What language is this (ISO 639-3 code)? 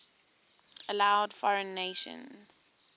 eng